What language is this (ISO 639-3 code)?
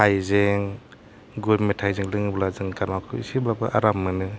brx